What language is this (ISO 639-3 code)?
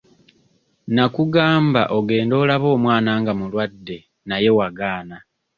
lug